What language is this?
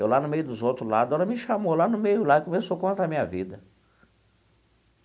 Portuguese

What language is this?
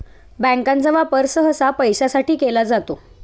Marathi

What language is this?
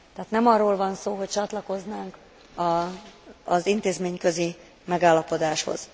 Hungarian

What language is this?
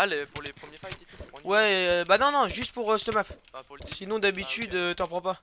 French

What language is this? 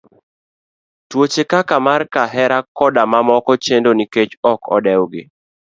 Luo (Kenya and Tanzania)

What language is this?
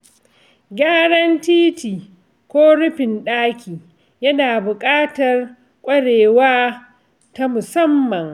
Hausa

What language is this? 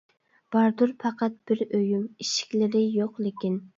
Uyghur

